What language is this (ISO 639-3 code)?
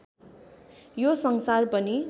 nep